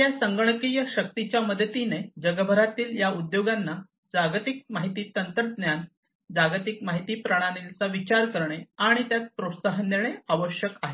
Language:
Marathi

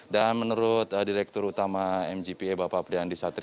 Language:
Indonesian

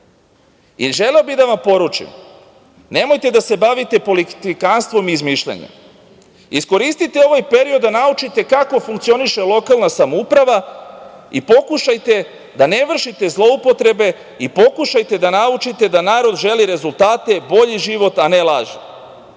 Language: Serbian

